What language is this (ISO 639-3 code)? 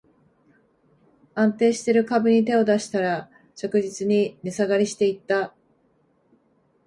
jpn